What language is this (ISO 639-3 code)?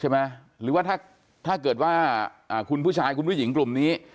tha